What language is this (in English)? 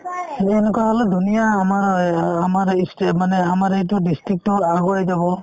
Assamese